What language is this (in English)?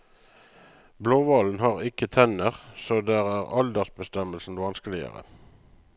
Norwegian